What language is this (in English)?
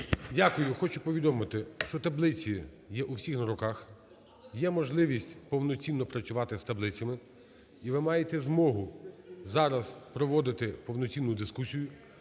Ukrainian